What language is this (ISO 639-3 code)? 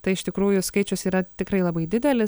lit